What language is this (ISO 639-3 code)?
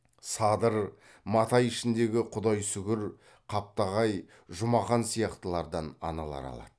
kaz